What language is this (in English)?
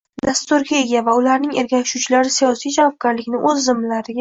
Uzbek